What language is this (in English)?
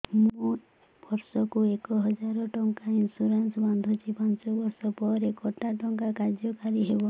Odia